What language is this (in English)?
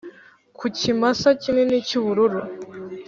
Kinyarwanda